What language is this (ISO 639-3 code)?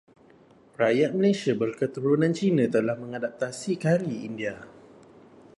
msa